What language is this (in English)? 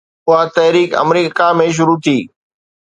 Sindhi